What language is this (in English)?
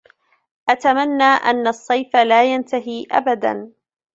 Arabic